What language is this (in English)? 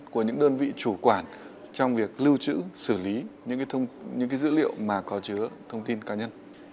Vietnamese